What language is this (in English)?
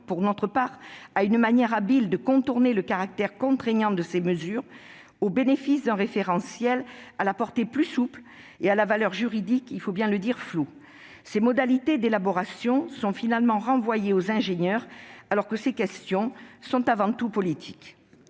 French